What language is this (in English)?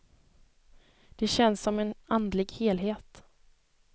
Swedish